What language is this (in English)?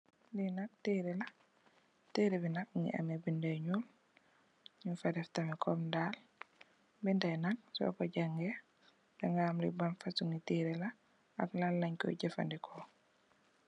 Wolof